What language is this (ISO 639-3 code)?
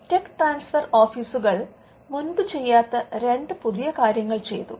mal